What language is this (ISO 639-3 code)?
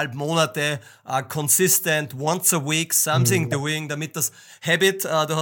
deu